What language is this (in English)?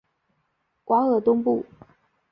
Chinese